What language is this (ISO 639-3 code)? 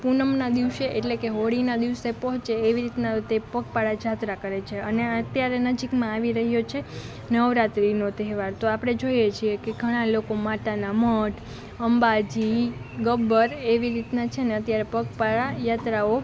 guj